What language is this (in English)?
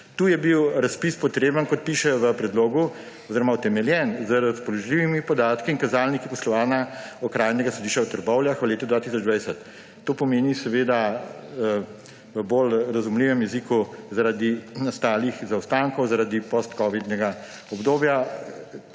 Slovenian